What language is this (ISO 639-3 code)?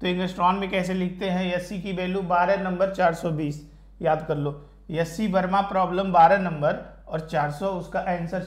hin